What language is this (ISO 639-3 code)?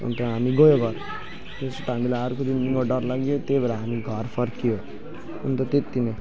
nep